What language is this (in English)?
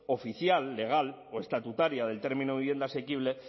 Spanish